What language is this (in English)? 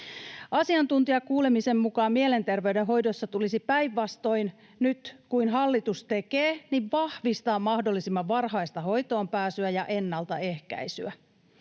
Finnish